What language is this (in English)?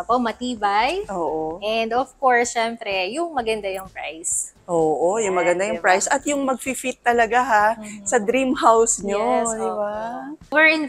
Filipino